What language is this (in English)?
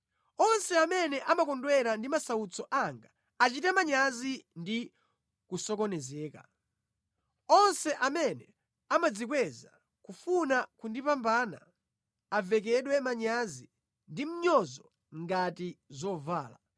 Nyanja